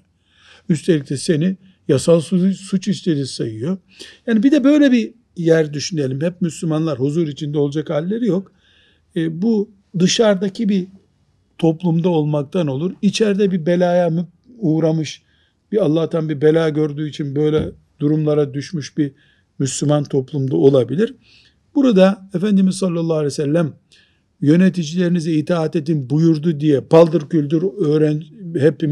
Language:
Turkish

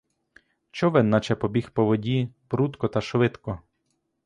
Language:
Ukrainian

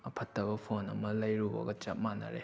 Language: Manipuri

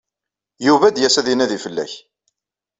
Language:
Kabyle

